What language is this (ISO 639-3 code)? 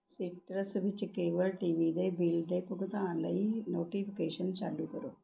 pan